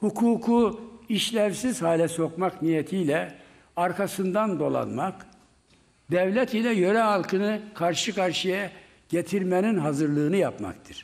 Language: Turkish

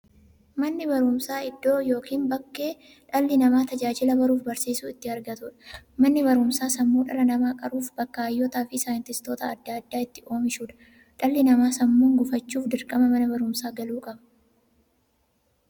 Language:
Oromo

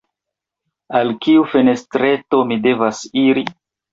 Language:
Esperanto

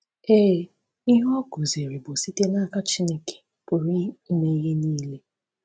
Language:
Igbo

